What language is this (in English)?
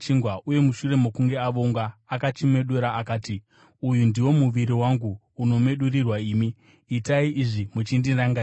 Shona